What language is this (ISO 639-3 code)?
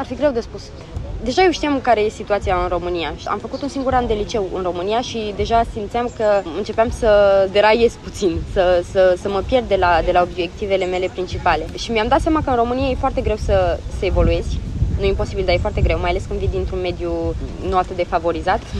ron